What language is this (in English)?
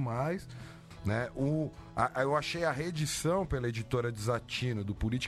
Portuguese